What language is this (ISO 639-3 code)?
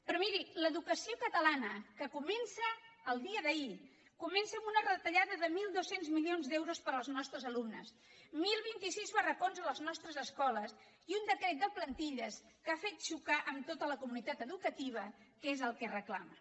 cat